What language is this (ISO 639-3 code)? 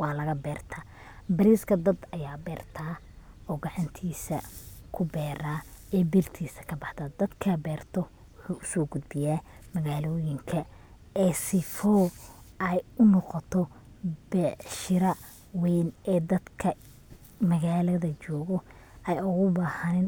som